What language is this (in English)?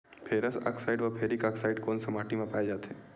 Chhattisgarhi